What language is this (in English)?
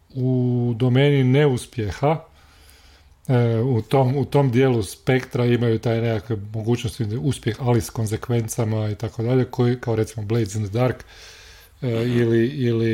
Croatian